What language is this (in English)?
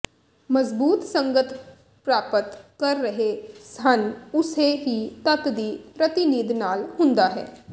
Punjabi